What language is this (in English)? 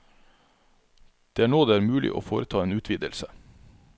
Norwegian